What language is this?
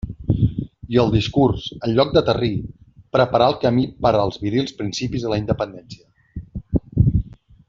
Catalan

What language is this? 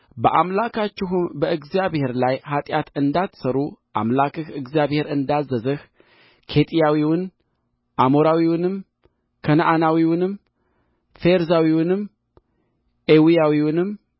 Amharic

